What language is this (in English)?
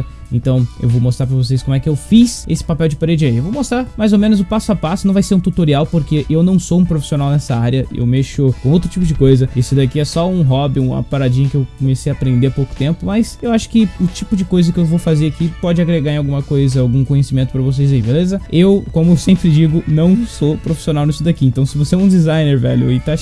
Portuguese